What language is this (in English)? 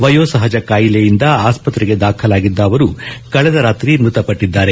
Kannada